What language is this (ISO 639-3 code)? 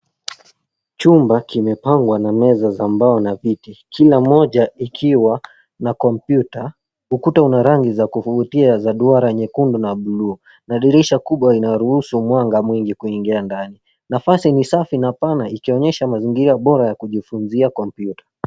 swa